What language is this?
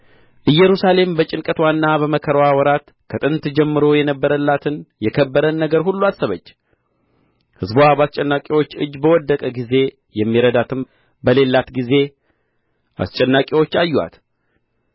Amharic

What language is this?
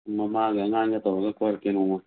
Manipuri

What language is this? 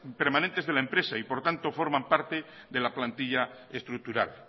Spanish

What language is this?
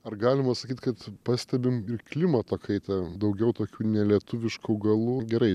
Lithuanian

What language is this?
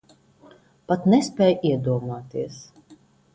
Latvian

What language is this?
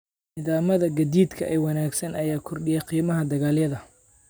Somali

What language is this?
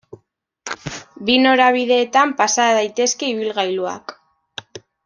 Basque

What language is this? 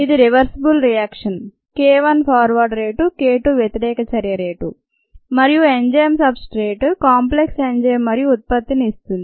Telugu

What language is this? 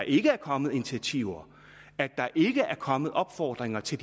Danish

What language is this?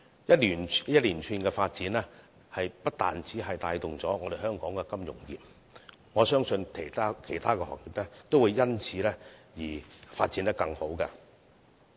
Cantonese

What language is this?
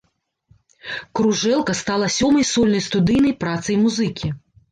Belarusian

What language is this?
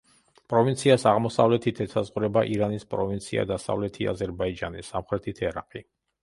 Georgian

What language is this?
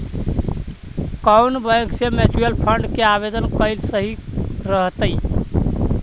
Magahi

